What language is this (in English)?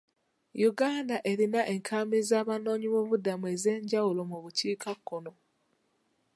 Ganda